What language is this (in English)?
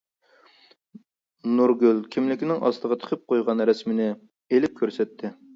Uyghur